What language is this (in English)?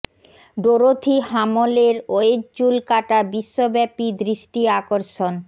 Bangla